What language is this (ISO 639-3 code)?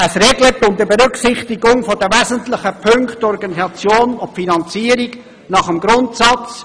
gsw